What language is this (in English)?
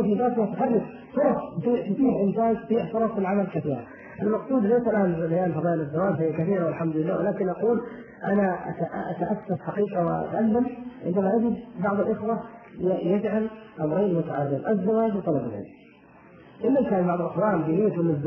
Arabic